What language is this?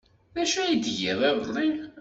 Kabyle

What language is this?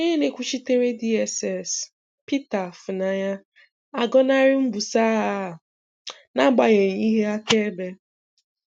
Igbo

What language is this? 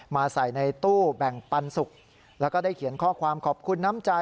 Thai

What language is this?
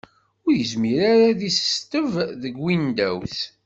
Kabyle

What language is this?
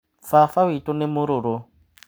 Kikuyu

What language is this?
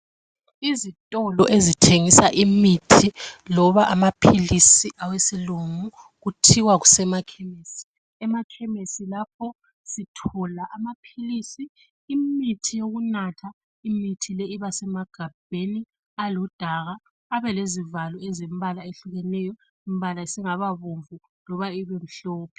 North Ndebele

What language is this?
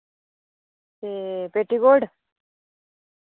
Dogri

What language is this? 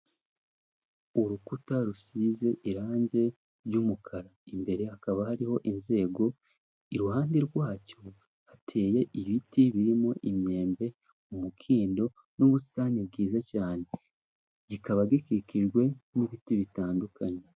Kinyarwanda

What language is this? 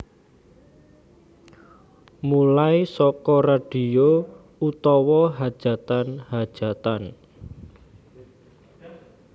Javanese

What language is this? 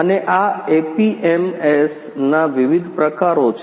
Gujarati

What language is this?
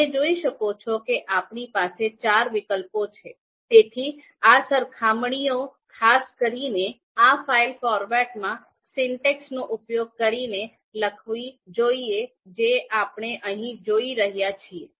Gujarati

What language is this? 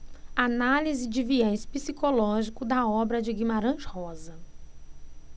Portuguese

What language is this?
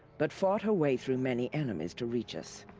English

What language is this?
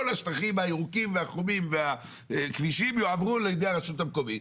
Hebrew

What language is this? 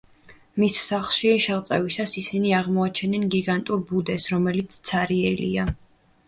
Georgian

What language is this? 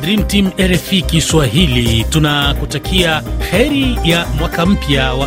Swahili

